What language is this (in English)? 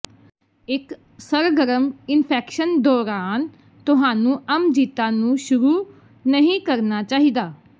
Punjabi